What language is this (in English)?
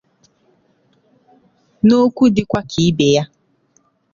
Igbo